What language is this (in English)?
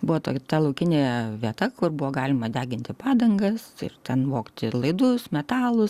Lithuanian